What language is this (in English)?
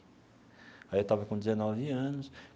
Portuguese